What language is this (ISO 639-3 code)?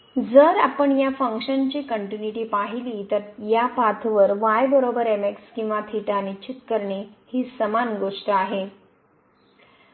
mar